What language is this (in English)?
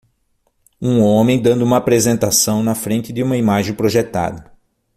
Portuguese